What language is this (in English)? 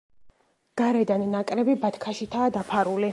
Georgian